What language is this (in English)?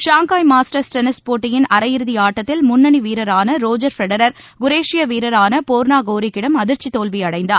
Tamil